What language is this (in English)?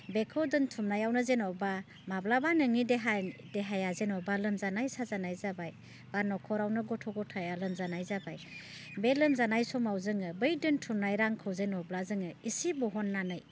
Bodo